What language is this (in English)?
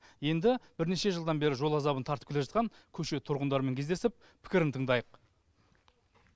Kazakh